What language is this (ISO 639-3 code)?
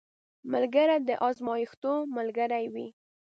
pus